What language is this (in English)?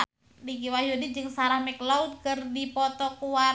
Sundanese